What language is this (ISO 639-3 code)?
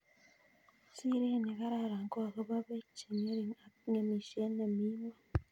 kln